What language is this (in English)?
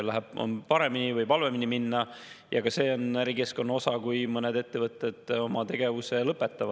Estonian